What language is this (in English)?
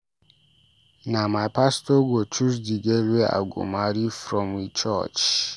Nigerian Pidgin